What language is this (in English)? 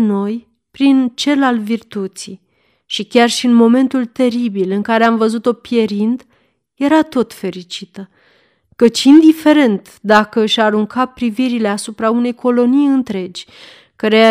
Romanian